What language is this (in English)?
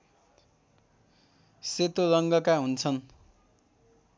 Nepali